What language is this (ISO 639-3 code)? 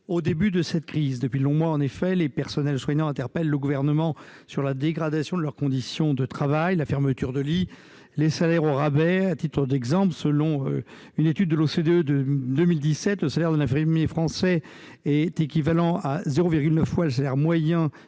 fra